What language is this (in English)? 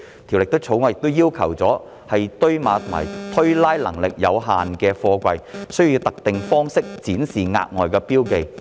Cantonese